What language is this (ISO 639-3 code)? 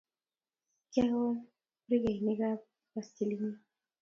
kln